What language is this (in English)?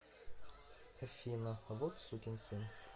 Russian